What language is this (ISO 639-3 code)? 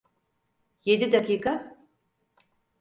tur